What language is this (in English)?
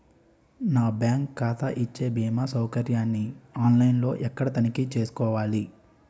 Telugu